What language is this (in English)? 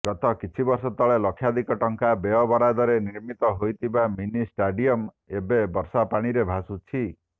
Odia